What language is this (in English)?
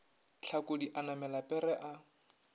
Northern Sotho